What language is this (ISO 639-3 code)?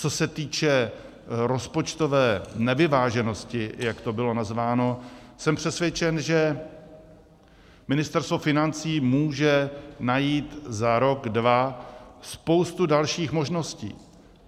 ces